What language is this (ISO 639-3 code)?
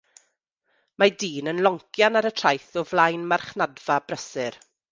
cym